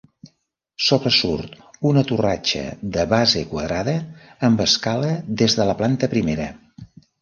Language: Catalan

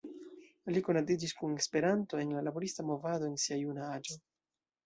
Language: Esperanto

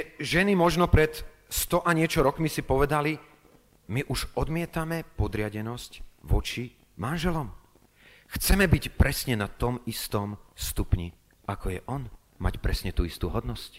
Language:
Slovak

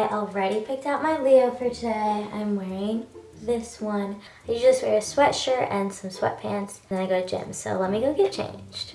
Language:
English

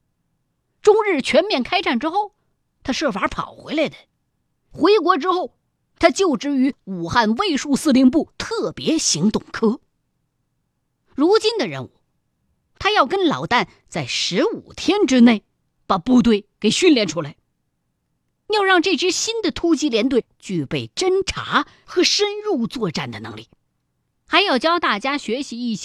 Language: Chinese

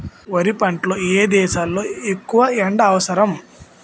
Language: Telugu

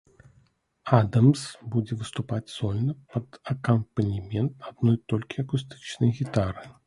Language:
Belarusian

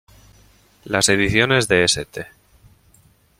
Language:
Spanish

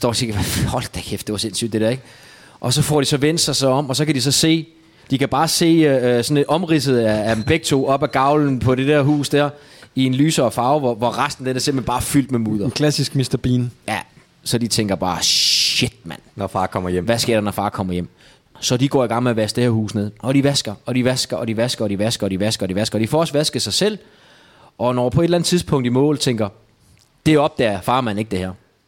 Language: Danish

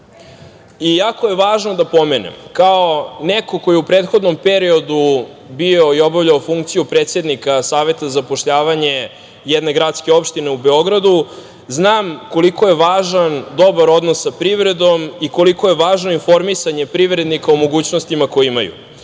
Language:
Serbian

